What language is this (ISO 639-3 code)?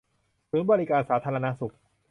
tha